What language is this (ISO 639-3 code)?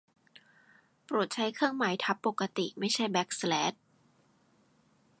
tha